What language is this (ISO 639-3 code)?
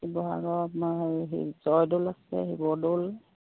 asm